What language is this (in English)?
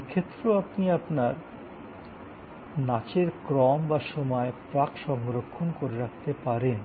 Bangla